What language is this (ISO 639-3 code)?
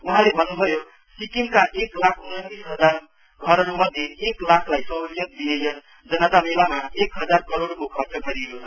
nep